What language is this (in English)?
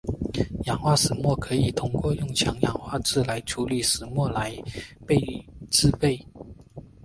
Chinese